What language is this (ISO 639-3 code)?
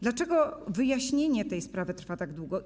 pol